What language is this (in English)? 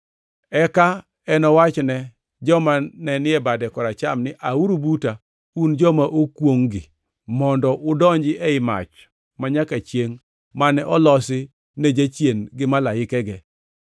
Luo (Kenya and Tanzania)